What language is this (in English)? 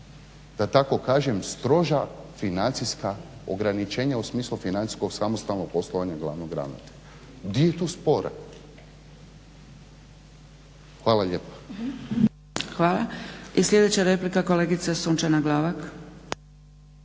Croatian